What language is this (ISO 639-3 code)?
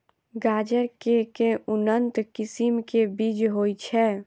mai